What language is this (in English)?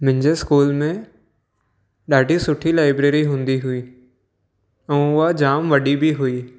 Sindhi